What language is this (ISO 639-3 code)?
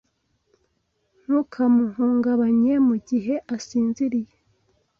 kin